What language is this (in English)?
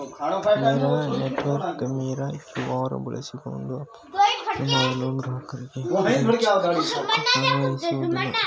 Kannada